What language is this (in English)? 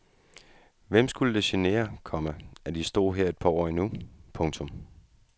Danish